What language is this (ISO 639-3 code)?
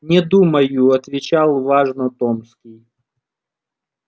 rus